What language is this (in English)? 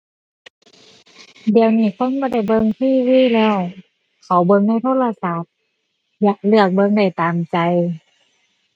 Thai